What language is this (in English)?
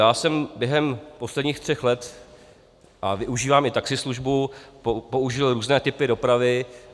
Czech